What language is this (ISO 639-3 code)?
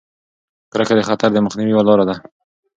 pus